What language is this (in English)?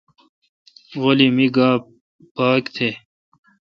Kalkoti